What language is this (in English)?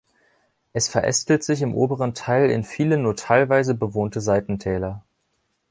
German